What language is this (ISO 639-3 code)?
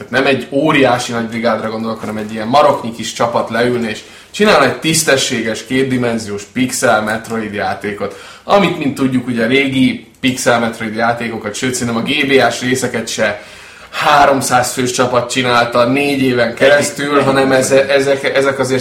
hun